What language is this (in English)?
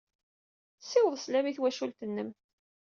Kabyle